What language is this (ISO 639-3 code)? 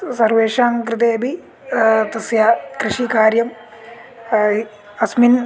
san